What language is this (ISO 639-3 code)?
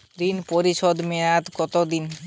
ben